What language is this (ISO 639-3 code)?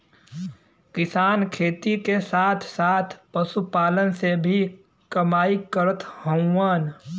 bho